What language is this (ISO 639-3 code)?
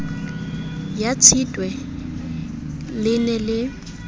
sot